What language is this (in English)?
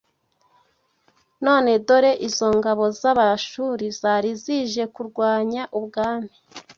Kinyarwanda